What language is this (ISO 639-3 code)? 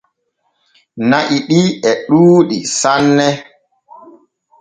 fue